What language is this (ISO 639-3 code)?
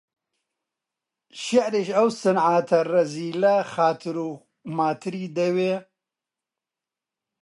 ckb